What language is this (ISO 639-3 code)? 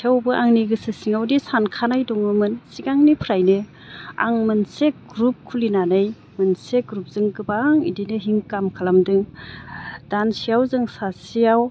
brx